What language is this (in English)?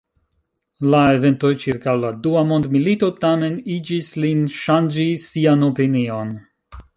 Esperanto